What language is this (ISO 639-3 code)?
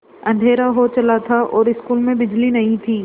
hin